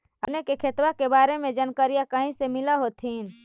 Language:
Magahi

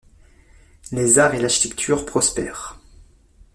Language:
French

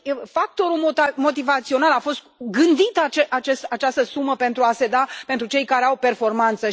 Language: Romanian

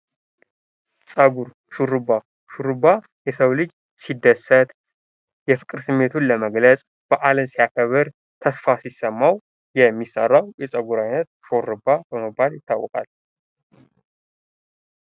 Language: Amharic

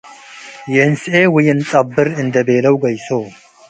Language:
Tigre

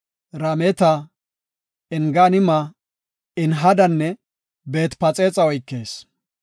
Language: Gofa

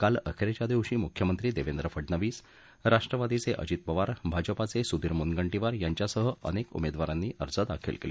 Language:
Marathi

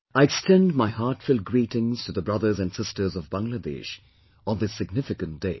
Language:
English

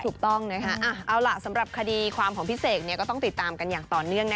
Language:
Thai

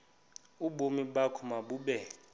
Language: Xhosa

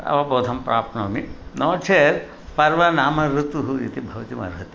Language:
Sanskrit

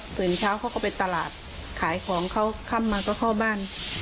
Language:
Thai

